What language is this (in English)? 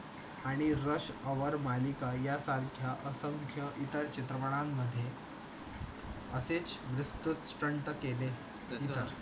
Marathi